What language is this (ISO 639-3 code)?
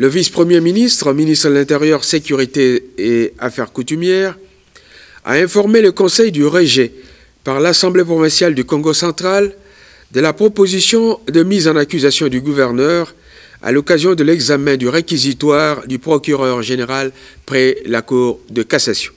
fra